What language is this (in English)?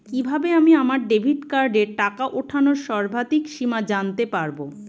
Bangla